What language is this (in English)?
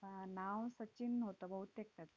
Marathi